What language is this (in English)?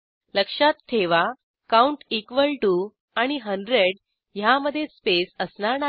Marathi